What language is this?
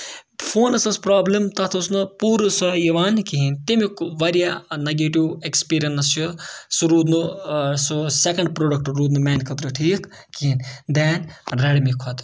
Kashmiri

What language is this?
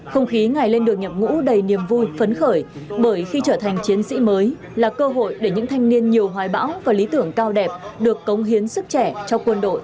Vietnamese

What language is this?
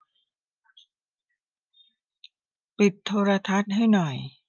Thai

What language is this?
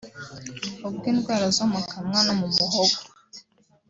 Kinyarwanda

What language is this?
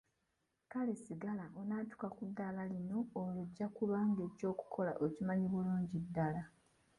Ganda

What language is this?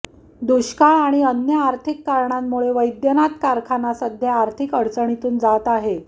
Marathi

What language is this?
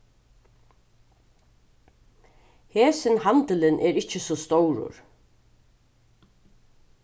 Faroese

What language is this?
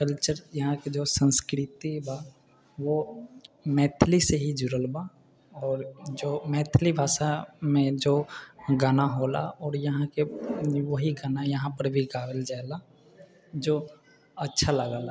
Maithili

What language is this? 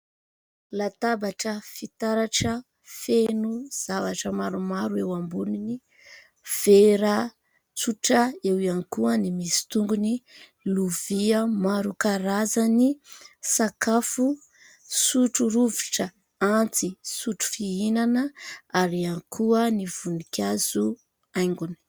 Malagasy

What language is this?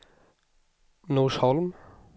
Swedish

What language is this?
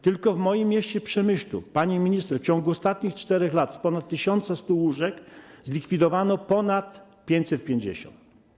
Polish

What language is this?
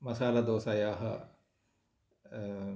Sanskrit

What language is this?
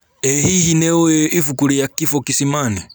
Kikuyu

